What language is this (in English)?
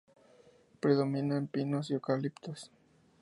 Spanish